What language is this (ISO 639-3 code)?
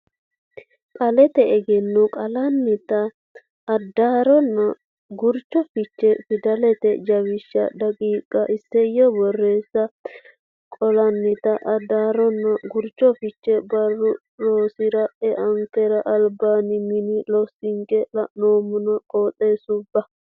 sid